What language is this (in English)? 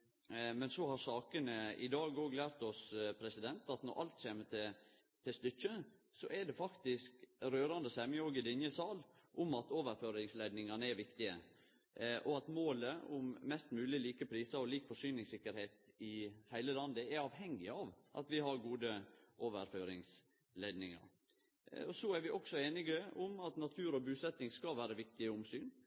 Norwegian Nynorsk